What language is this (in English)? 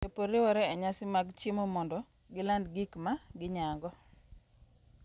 Luo (Kenya and Tanzania)